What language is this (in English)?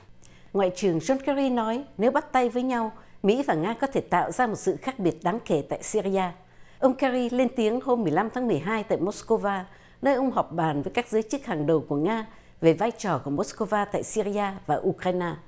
Vietnamese